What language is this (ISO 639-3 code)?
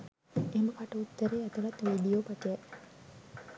sin